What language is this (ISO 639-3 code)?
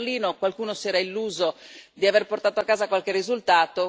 ita